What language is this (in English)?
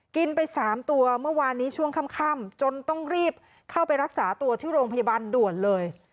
Thai